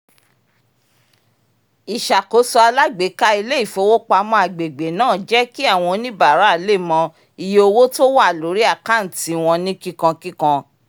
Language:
Yoruba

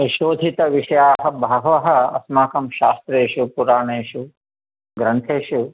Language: Sanskrit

